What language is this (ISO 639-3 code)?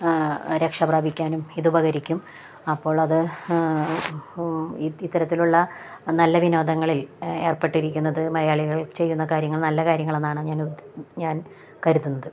mal